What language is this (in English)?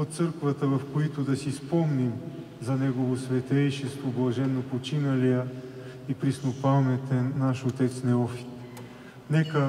Bulgarian